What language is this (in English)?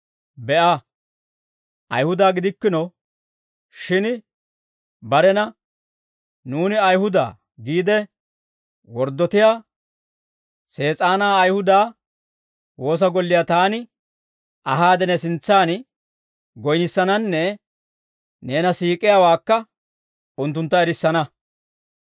Dawro